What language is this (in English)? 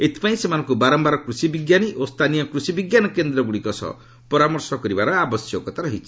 Odia